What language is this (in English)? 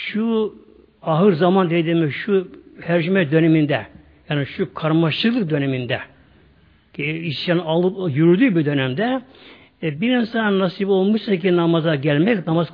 Turkish